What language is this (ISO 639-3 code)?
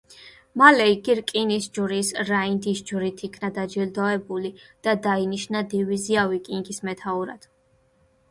kat